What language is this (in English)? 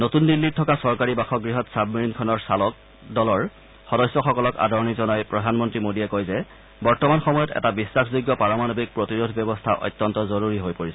Assamese